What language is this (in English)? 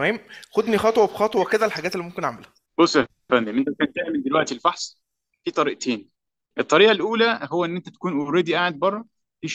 Arabic